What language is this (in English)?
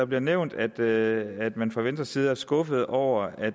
Danish